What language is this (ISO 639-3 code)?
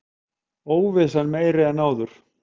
isl